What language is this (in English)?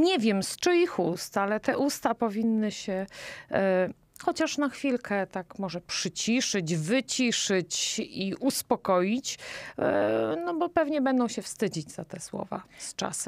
Polish